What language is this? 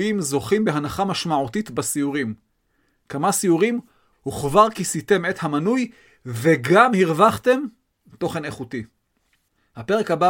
Hebrew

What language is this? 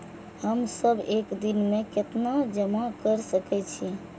Maithili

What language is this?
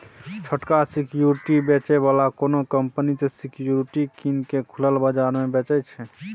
Maithili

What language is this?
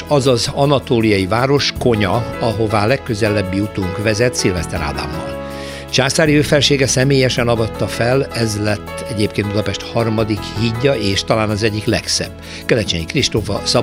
Hungarian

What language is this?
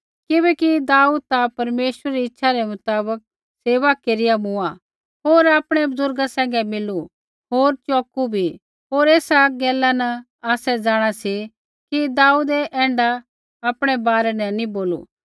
Kullu Pahari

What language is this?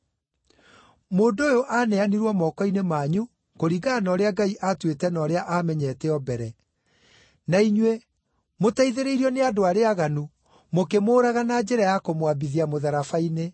Kikuyu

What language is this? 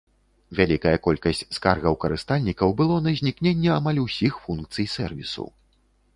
Belarusian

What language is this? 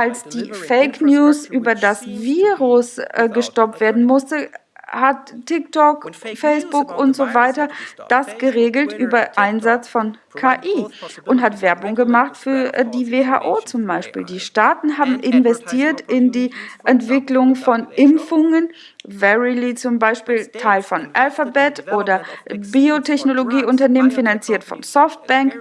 German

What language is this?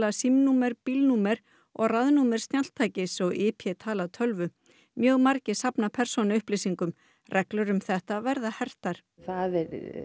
Icelandic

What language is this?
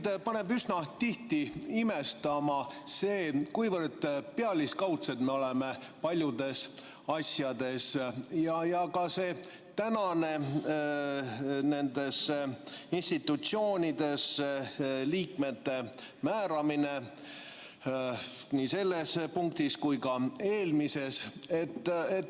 Estonian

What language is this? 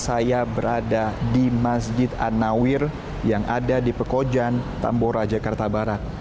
Indonesian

